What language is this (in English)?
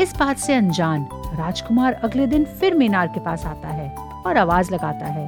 Hindi